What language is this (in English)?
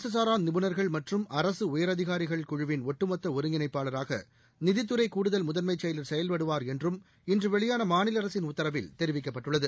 Tamil